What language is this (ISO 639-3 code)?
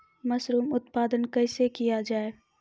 mai